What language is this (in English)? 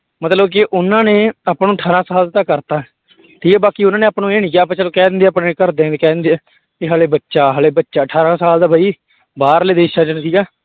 Punjabi